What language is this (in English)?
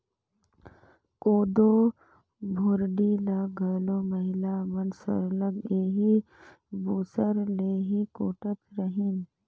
Chhattisgarhi